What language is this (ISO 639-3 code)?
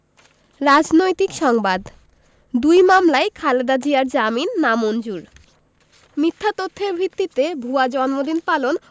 ben